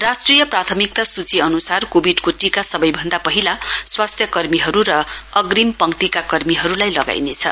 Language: Nepali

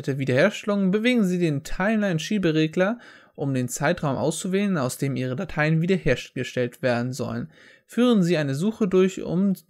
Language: German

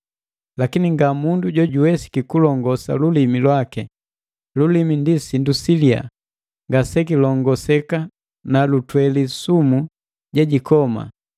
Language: Matengo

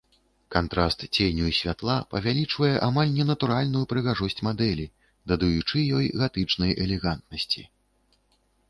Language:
Belarusian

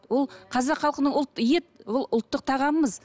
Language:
Kazakh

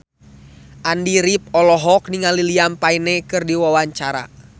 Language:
Sundanese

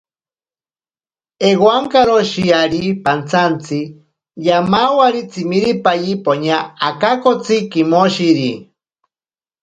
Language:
Ashéninka Perené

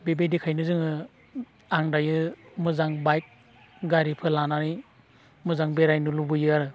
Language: Bodo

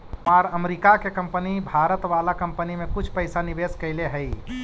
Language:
Magahi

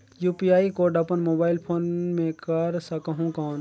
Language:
Chhattisgarhi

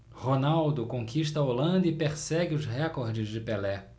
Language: Portuguese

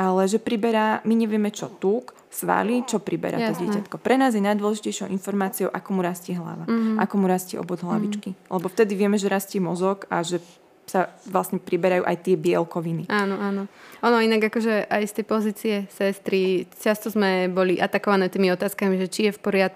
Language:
Slovak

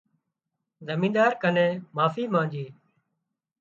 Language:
Wadiyara Koli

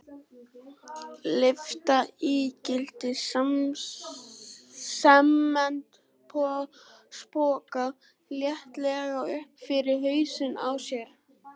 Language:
Icelandic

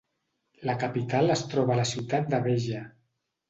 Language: Catalan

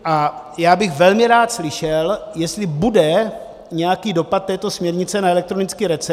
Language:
Czech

